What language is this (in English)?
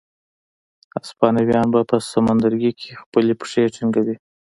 Pashto